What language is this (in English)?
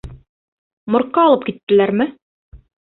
Bashkir